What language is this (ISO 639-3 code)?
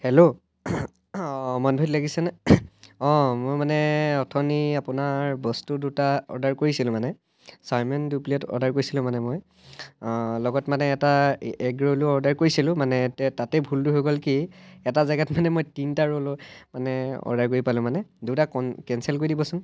asm